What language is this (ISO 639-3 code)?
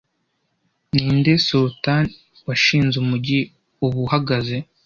kin